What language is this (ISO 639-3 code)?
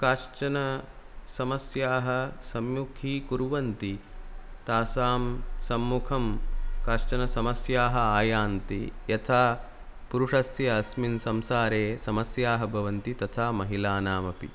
san